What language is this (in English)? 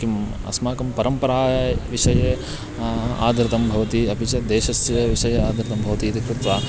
Sanskrit